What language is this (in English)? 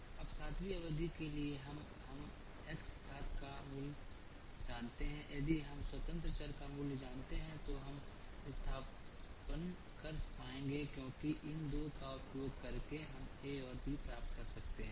Hindi